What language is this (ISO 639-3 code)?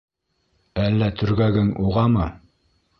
bak